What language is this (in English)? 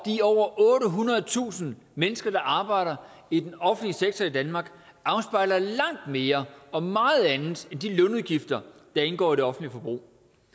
Danish